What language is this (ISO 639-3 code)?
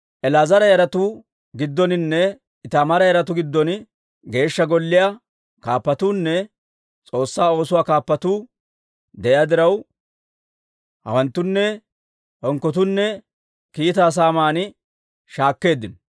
dwr